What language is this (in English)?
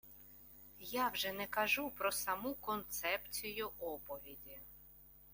Ukrainian